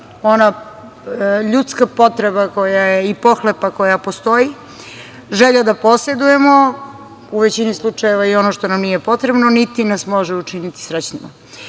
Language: Serbian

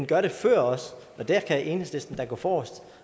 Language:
Danish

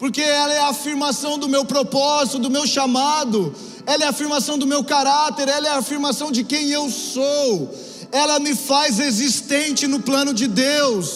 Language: Portuguese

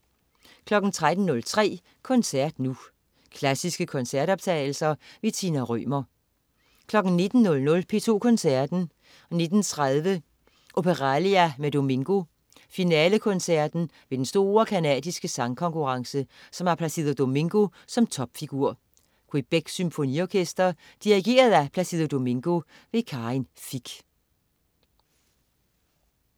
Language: Danish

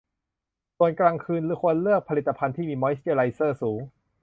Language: Thai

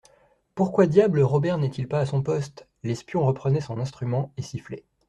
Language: French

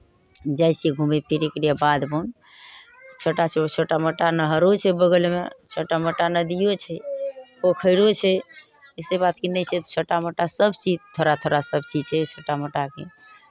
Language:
Maithili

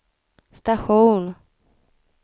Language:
Swedish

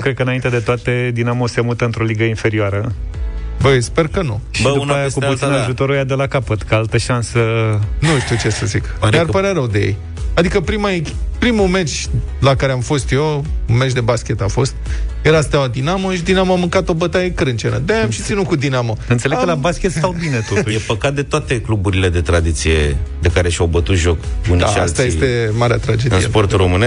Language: Romanian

